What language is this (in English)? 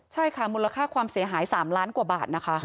Thai